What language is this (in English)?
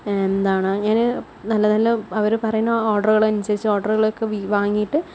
Malayalam